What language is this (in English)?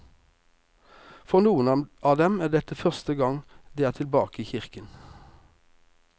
Norwegian